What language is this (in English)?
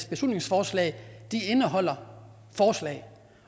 Danish